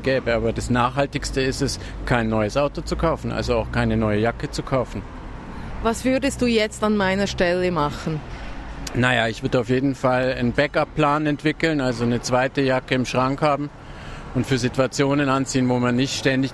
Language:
German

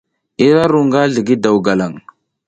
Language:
South Giziga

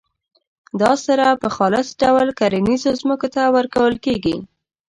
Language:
Pashto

